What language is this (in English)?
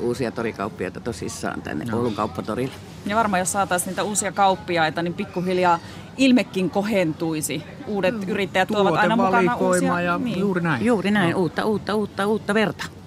Finnish